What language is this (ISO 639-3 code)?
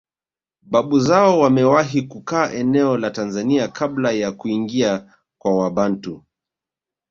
swa